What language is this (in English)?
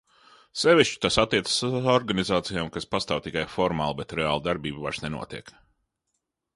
Latvian